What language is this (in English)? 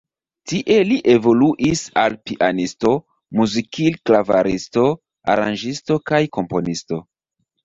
Esperanto